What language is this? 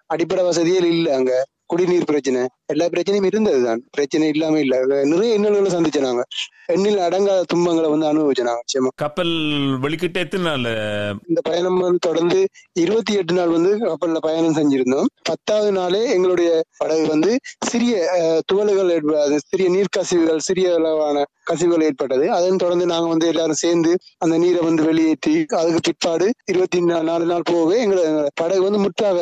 Tamil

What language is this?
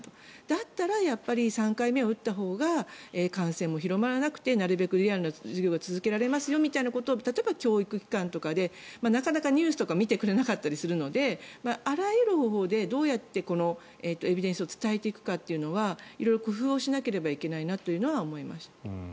Japanese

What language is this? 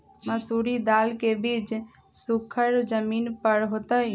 Magahi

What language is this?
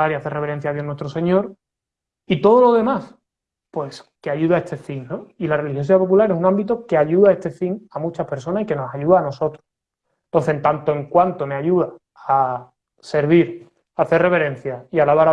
Spanish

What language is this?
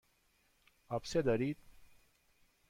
Persian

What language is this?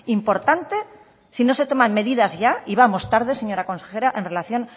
Spanish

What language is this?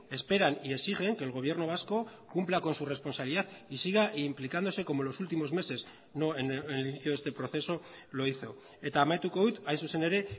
Spanish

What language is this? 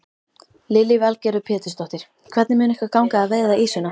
Icelandic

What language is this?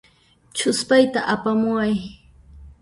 Puno Quechua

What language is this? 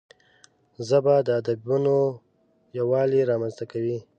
Pashto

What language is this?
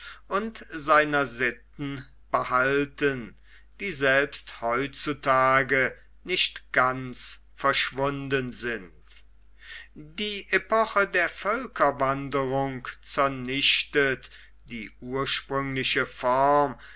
German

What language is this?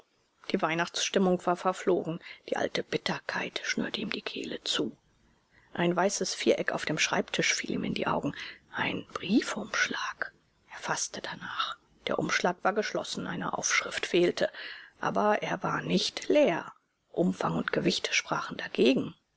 German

